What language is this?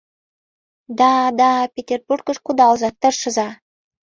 Mari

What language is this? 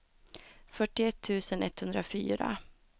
Swedish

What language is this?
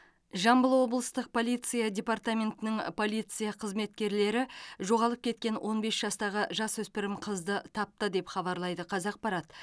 Kazakh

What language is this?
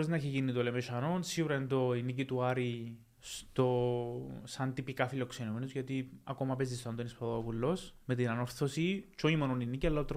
Greek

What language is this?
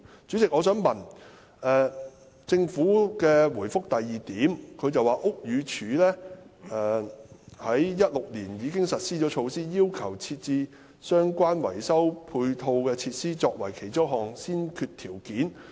Cantonese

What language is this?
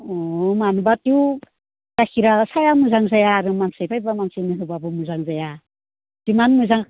Bodo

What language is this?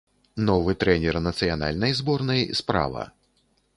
Belarusian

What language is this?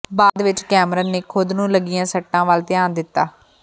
Punjabi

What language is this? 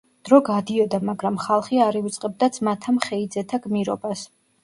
Georgian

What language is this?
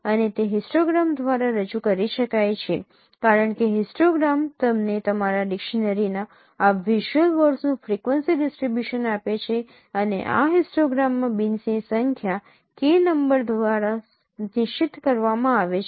Gujarati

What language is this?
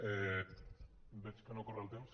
Catalan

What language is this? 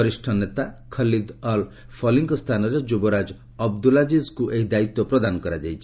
Odia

